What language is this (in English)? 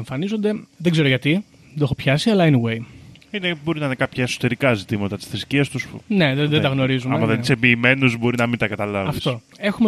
Greek